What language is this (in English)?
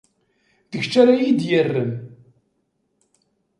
Kabyle